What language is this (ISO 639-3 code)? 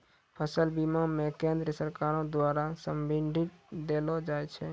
mai